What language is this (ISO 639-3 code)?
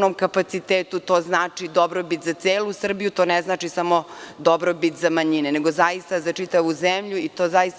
srp